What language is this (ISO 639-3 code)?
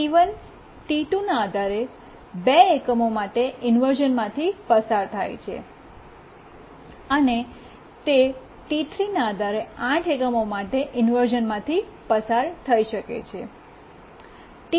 guj